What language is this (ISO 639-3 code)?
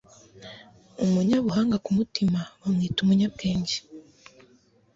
kin